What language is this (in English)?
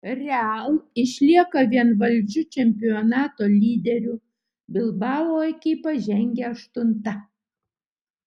Lithuanian